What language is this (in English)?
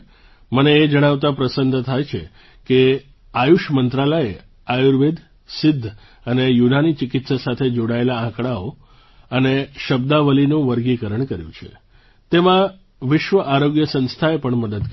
Gujarati